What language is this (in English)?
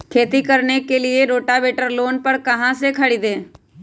Magahi